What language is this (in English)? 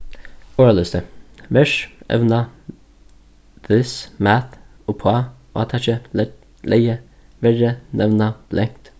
Faroese